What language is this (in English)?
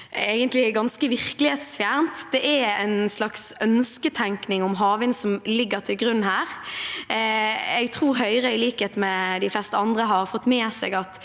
Norwegian